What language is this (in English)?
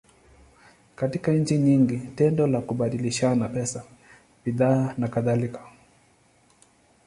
Swahili